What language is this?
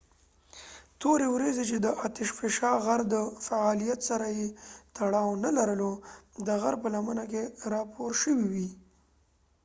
Pashto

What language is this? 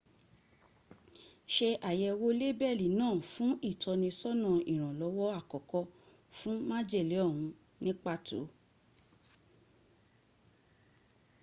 Yoruba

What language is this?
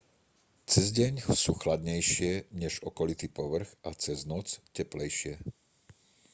Slovak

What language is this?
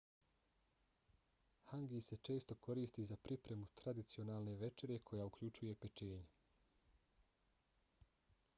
Bosnian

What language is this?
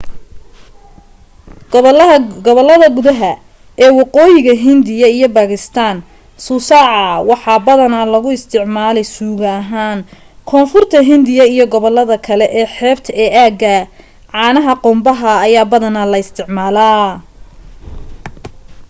Somali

